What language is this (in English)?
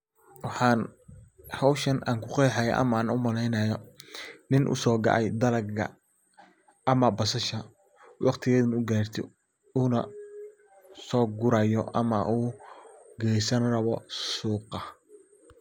Somali